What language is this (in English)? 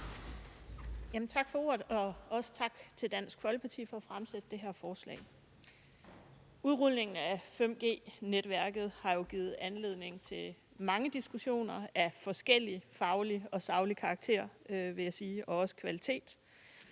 Danish